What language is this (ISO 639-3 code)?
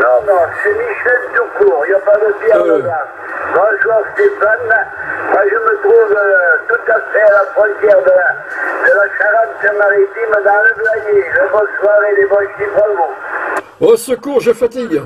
fra